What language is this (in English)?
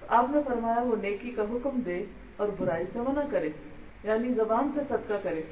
Urdu